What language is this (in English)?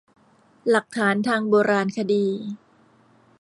Thai